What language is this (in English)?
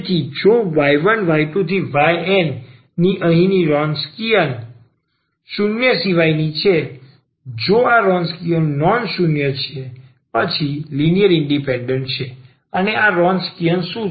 Gujarati